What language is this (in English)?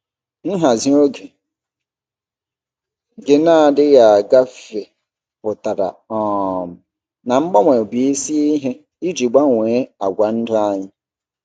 Igbo